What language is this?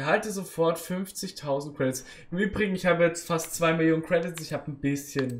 German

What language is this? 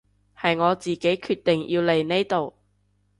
Cantonese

